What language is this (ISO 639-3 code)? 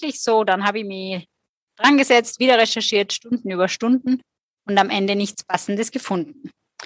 deu